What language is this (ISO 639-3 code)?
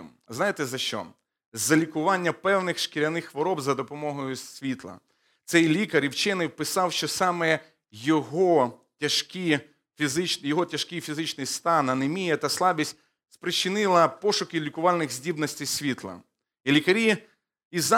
ukr